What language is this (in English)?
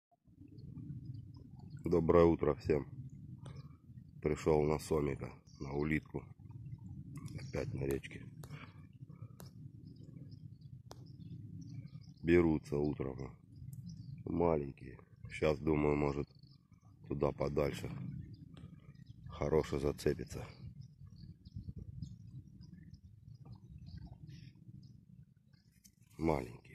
Russian